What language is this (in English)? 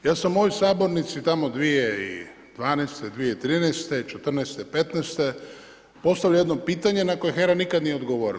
Croatian